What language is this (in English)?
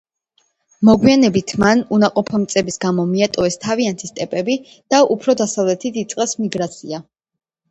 Georgian